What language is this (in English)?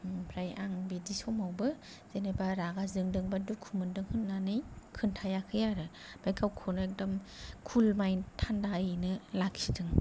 Bodo